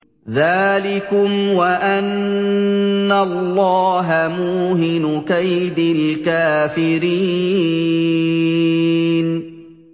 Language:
Arabic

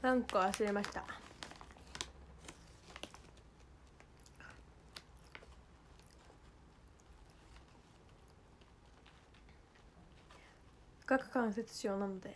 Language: Japanese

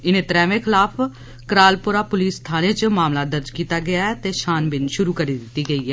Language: Dogri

